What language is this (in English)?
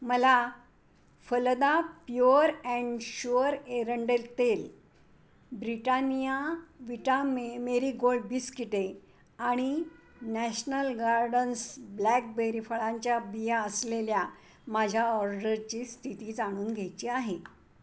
Marathi